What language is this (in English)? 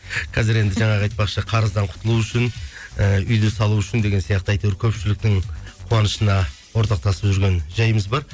Kazakh